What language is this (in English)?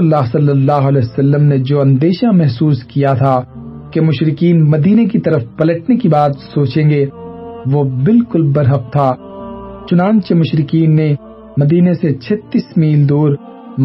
Urdu